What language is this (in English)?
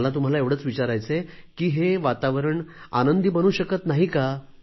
Marathi